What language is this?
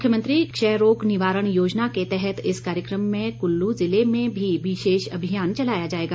Hindi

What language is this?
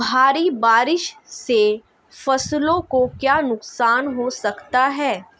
Hindi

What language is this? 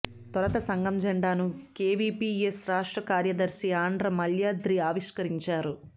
Telugu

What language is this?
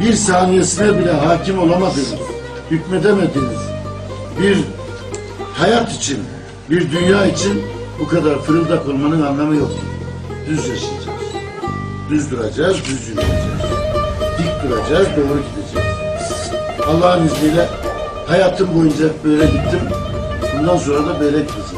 Turkish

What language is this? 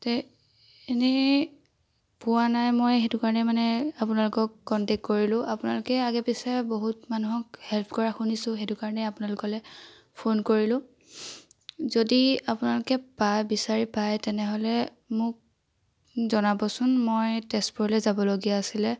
Assamese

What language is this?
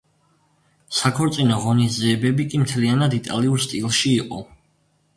Georgian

